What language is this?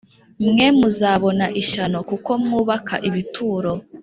Kinyarwanda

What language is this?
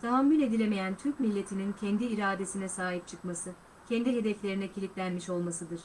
Turkish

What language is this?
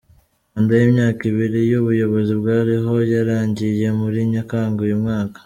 Kinyarwanda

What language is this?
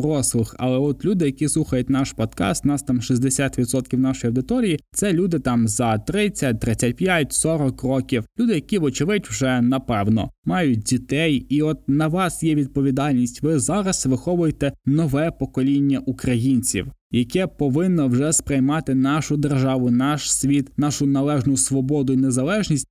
Ukrainian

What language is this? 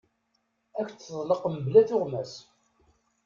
Kabyle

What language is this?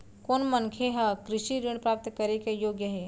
Chhattisgarhi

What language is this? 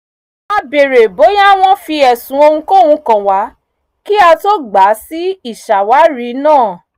Yoruba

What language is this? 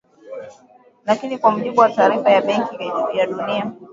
Swahili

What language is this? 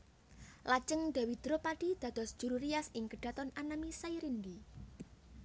Javanese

